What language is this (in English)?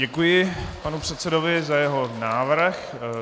Czech